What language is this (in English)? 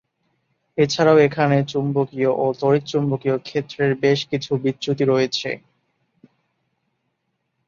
Bangla